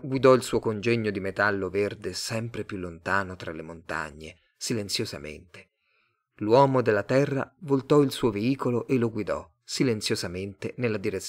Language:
Italian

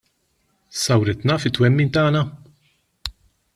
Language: Maltese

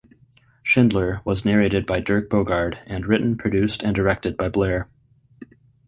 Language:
English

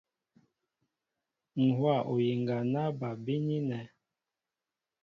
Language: Mbo (Cameroon)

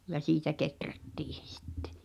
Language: Finnish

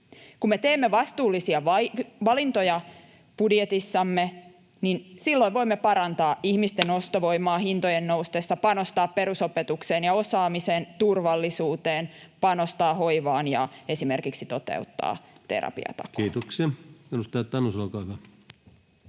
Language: Finnish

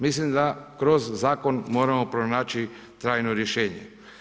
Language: Croatian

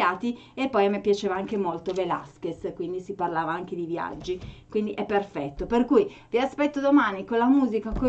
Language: Italian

